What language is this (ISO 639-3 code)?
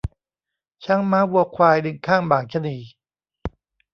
tha